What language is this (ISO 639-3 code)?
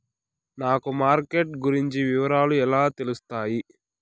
tel